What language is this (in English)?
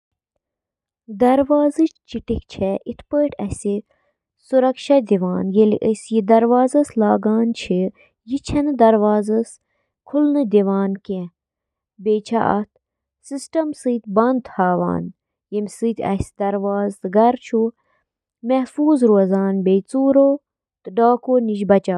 Kashmiri